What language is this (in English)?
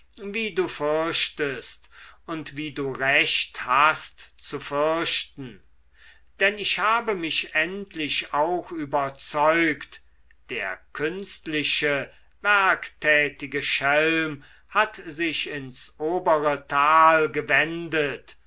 German